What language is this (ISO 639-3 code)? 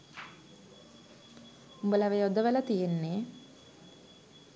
sin